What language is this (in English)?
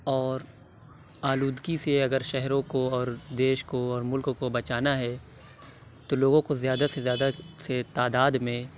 Urdu